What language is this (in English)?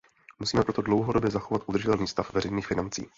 Czech